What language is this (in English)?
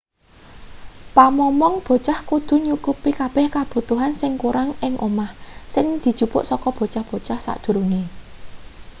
Javanese